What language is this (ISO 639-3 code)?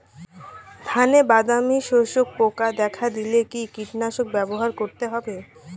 ben